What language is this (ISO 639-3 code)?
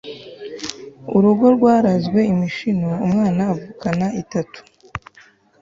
kin